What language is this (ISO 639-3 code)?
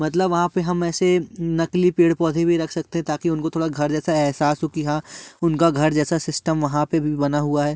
hin